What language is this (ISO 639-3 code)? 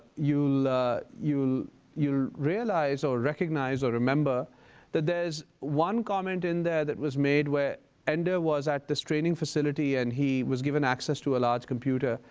eng